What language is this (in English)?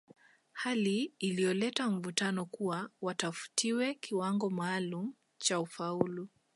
Swahili